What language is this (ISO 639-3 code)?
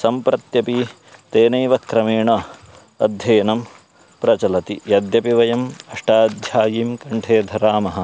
san